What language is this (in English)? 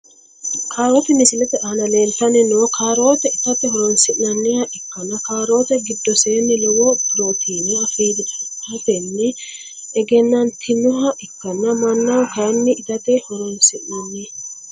Sidamo